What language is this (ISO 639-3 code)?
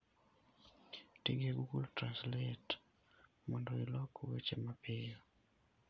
luo